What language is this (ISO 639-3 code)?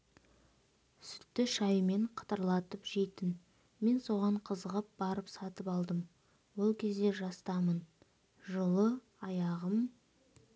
kaz